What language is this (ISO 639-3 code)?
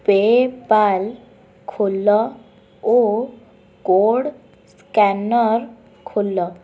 ori